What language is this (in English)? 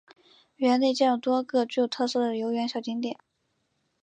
Chinese